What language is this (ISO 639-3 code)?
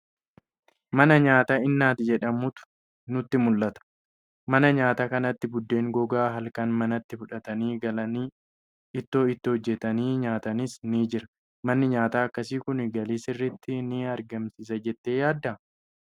orm